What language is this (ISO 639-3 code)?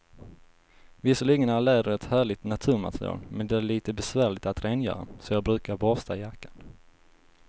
swe